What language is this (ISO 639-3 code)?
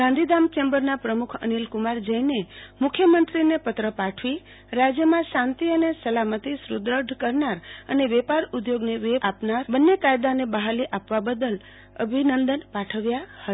guj